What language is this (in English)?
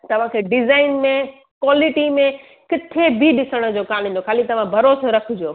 Sindhi